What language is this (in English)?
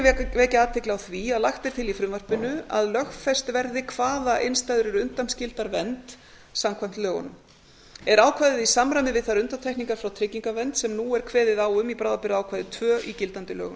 Icelandic